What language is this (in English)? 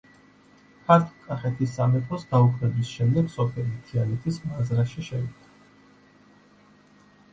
Georgian